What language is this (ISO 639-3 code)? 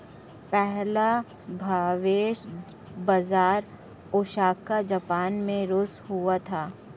hin